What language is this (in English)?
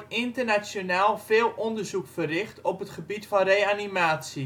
Dutch